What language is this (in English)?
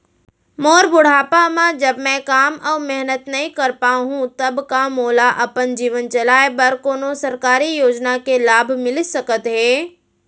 Chhattisgarhi